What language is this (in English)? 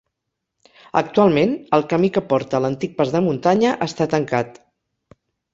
Catalan